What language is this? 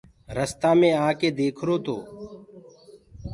Gurgula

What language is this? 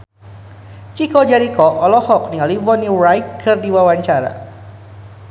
Sundanese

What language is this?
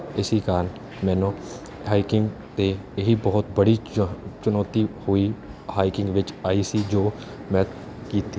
Punjabi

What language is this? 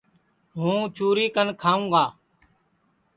Sansi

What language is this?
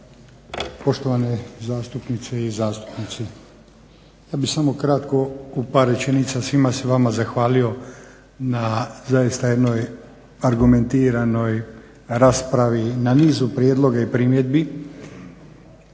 Croatian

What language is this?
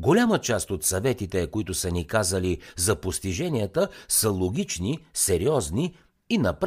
Bulgarian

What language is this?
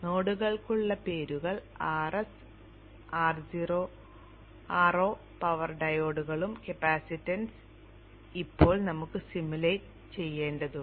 Malayalam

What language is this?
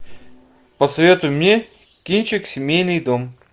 Russian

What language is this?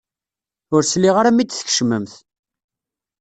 Kabyle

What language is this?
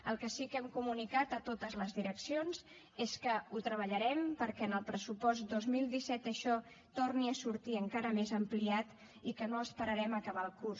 Catalan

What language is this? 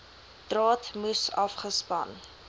Afrikaans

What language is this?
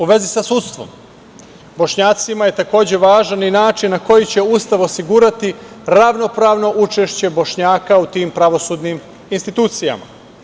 Serbian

